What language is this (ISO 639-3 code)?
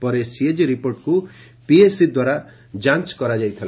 ori